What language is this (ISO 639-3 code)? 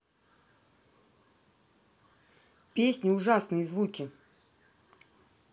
rus